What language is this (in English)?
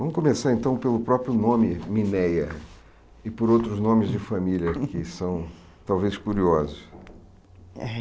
Portuguese